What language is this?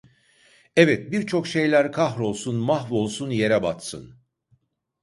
Turkish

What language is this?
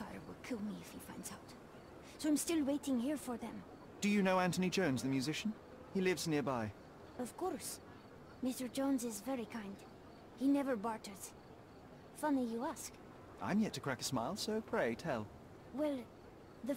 English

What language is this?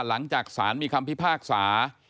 Thai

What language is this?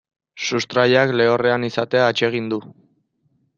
Basque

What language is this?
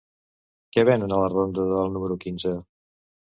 Catalan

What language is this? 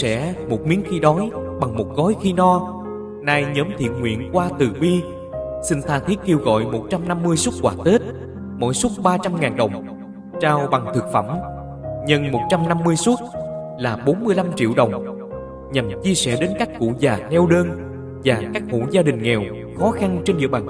Vietnamese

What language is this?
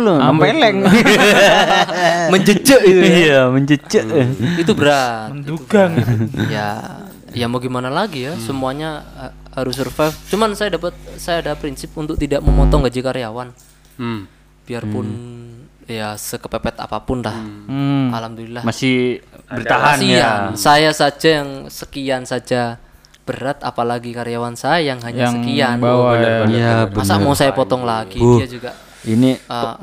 Indonesian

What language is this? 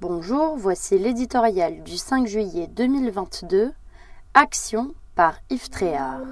French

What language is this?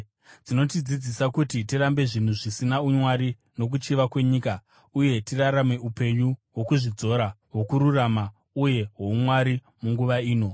Shona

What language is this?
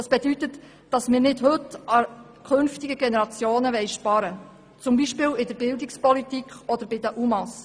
Swiss German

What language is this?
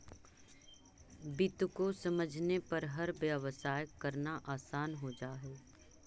Magahi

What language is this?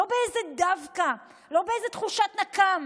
Hebrew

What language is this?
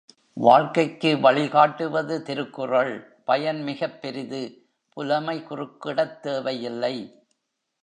Tamil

